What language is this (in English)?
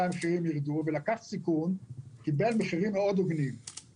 Hebrew